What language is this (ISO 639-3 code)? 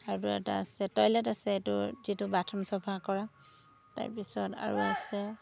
asm